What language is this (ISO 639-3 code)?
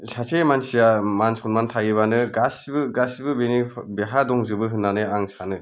brx